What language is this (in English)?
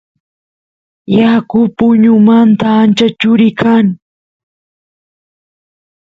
Santiago del Estero Quichua